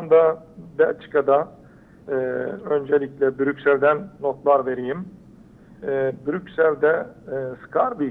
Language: Turkish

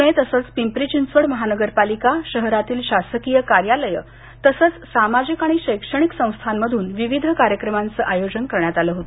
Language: Marathi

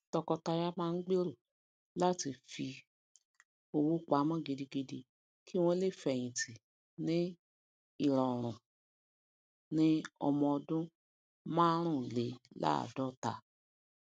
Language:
Yoruba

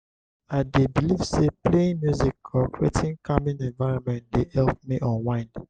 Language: Nigerian Pidgin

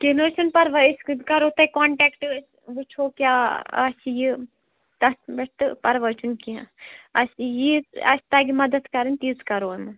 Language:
Kashmiri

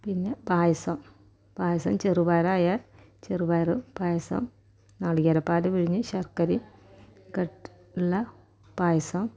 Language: Malayalam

